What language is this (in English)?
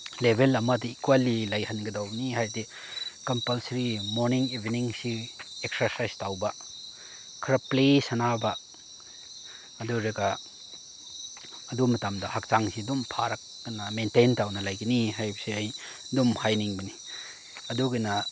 Manipuri